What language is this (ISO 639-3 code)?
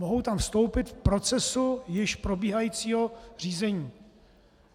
ces